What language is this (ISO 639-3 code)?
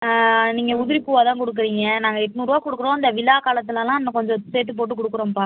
tam